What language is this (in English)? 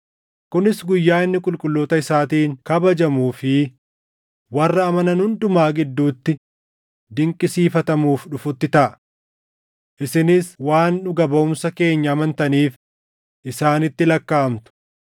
Oromo